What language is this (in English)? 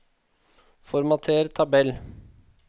Norwegian